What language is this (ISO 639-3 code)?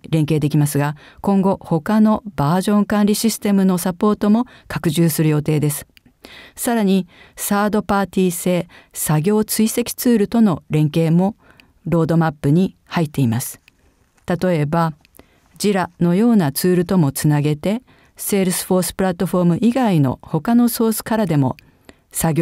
jpn